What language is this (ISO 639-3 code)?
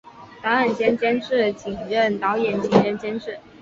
zho